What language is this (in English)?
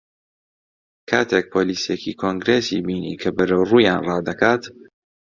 Central Kurdish